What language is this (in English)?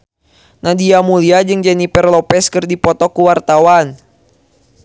Sundanese